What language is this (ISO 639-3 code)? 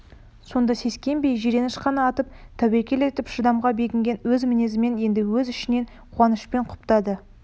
kaz